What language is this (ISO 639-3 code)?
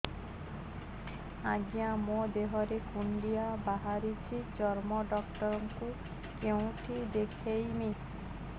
ori